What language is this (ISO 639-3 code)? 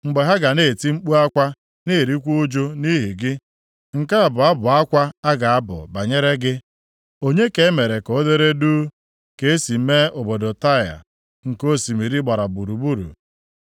ibo